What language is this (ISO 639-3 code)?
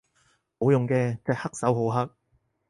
yue